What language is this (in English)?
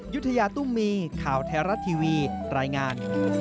Thai